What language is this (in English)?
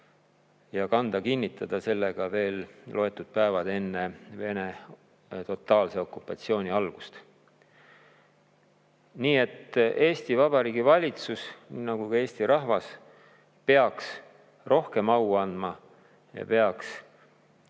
Estonian